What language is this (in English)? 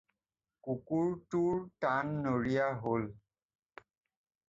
Assamese